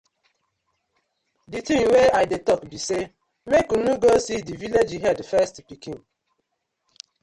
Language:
Nigerian Pidgin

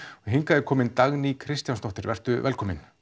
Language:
Icelandic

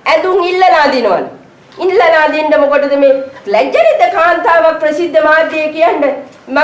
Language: Sinhala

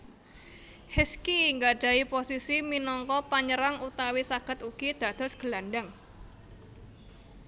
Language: Javanese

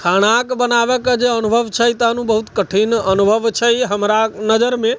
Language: Maithili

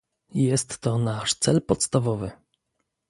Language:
Polish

